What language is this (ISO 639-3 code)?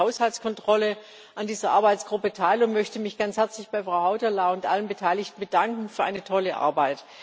deu